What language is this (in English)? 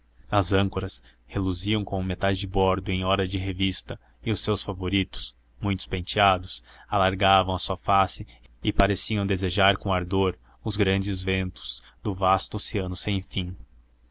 Portuguese